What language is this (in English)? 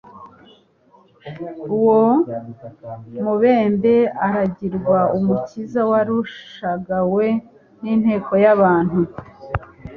Kinyarwanda